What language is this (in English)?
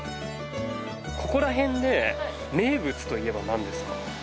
Japanese